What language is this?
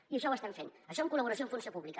Catalan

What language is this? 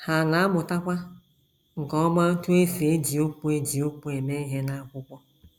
Igbo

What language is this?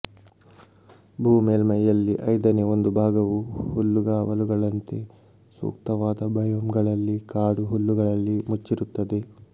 Kannada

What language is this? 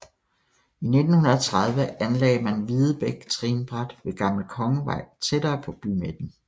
Danish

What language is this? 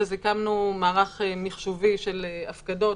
Hebrew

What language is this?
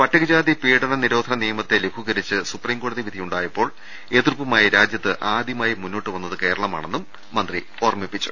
Malayalam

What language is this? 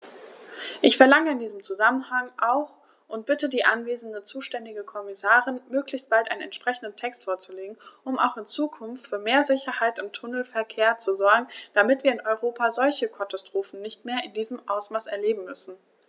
German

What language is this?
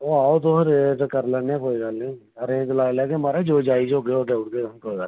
Dogri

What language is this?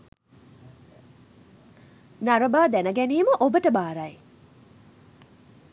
Sinhala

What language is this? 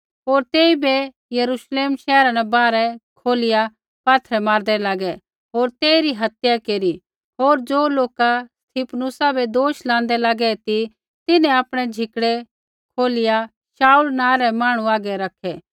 Kullu Pahari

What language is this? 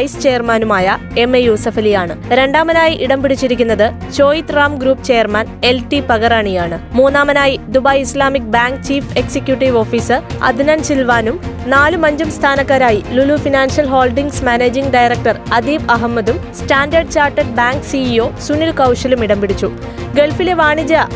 Malayalam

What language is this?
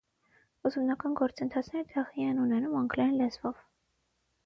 Armenian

